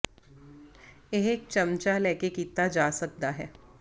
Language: Punjabi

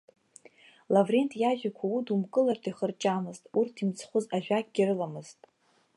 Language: Abkhazian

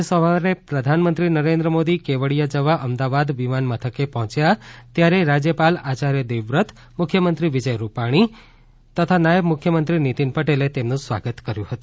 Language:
Gujarati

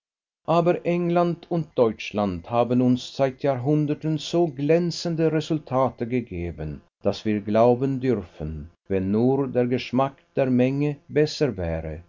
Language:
German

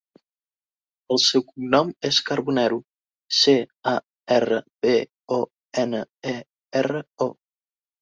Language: Catalan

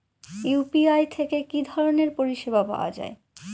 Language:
Bangla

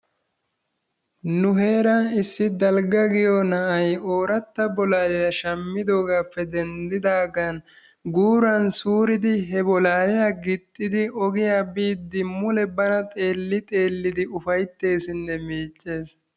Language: Wolaytta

